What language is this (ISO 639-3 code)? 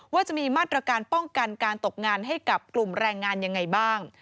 tha